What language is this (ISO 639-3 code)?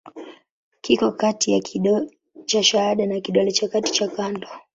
swa